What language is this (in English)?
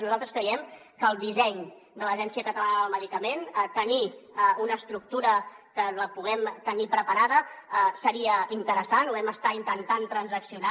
Catalan